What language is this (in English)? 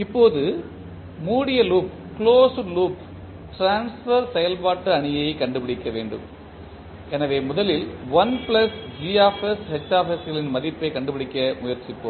Tamil